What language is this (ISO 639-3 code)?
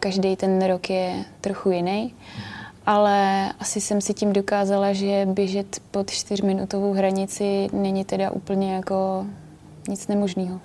ces